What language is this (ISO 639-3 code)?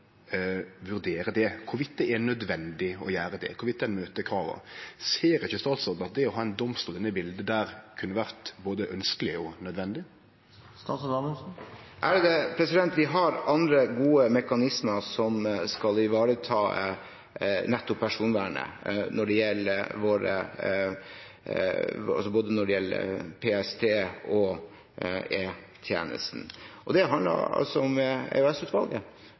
nor